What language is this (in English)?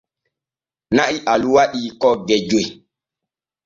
Borgu Fulfulde